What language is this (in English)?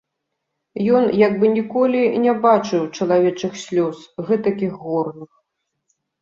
Belarusian